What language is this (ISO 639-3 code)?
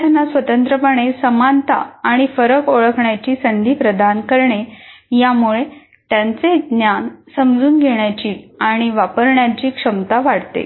mar